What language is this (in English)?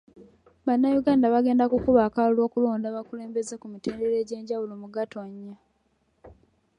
Ganda